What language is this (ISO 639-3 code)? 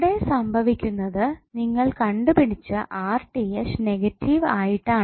mal